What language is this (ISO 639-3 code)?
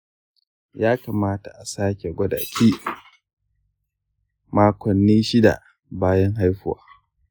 hau